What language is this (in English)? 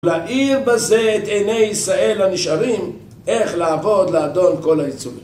Hebrew